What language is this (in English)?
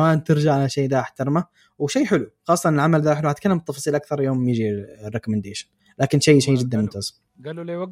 Arabic